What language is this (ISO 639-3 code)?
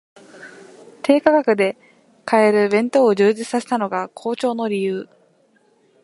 jpn